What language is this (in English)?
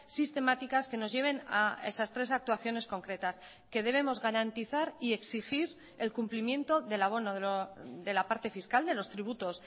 Spanish